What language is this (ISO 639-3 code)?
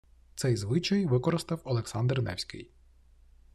ukr